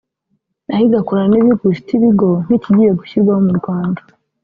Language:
Kinyarwanda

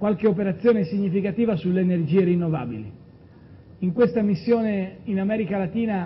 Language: Italian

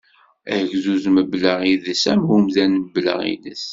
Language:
Kabyle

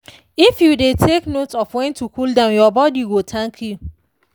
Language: Nigerian Pidgin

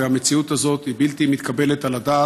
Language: Hebrew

